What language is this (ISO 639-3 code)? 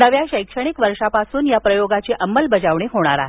mar